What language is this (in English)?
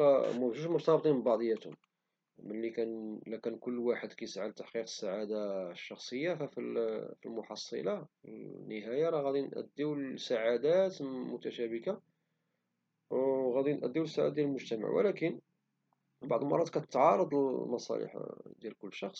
Moroccan Arabic